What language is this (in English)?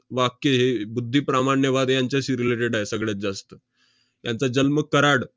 Marathi